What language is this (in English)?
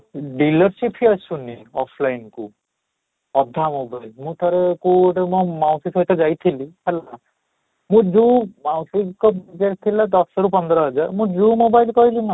Odia